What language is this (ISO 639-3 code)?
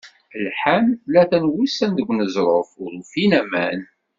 kab